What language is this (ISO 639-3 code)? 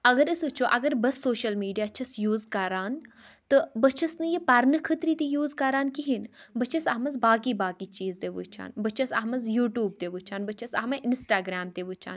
kas